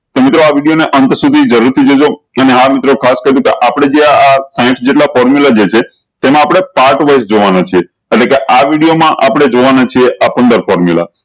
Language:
Gujarati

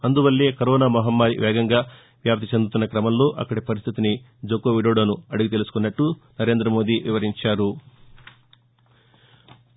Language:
Telugu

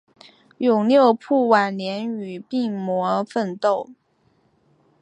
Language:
Chinese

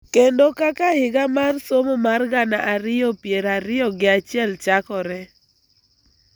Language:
Luo (Kenya and Tanzania)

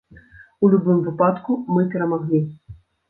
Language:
Belarusian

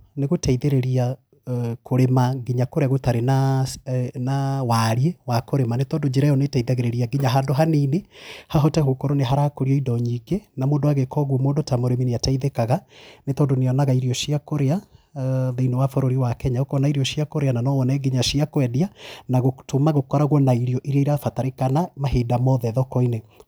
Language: Kikuyu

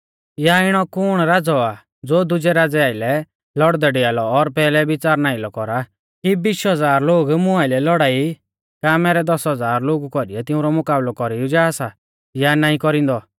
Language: Mahasu Pahari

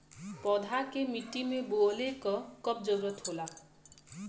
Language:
Bhojpuri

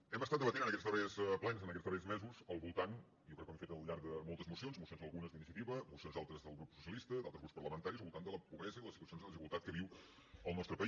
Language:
Catalan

